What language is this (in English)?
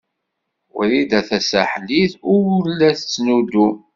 Kabyle